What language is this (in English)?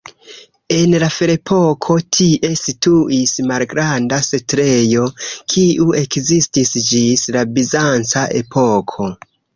Esperanto